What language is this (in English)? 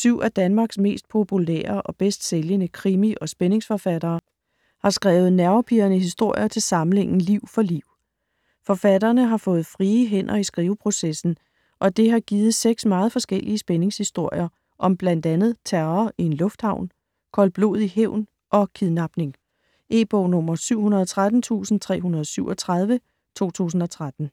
Danish